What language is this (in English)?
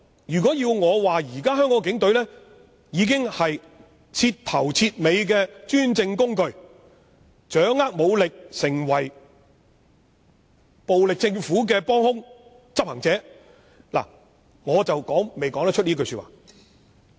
Cantonese